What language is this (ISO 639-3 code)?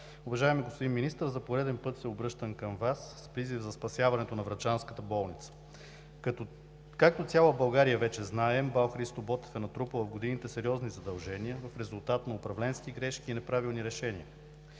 bul